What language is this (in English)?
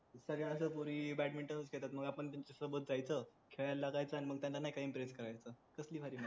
Marathi